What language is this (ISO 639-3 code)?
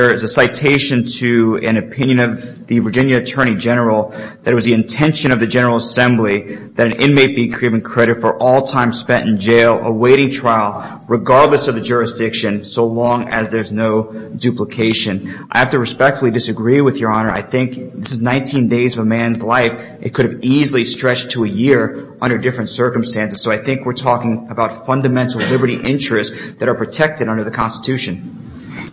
eng